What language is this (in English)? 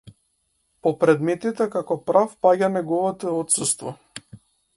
Macedonian